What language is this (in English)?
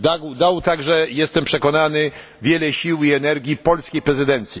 Polish